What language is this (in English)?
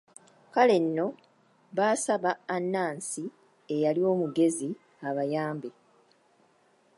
Ganda